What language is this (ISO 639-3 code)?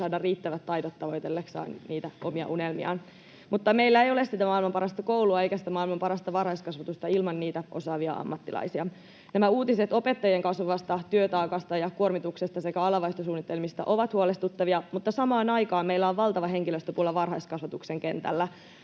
fin